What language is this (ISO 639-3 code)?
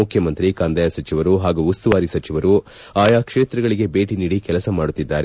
kan